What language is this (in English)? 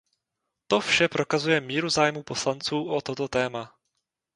Czech